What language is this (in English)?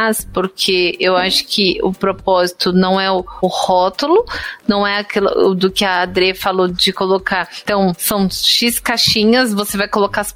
Portuguese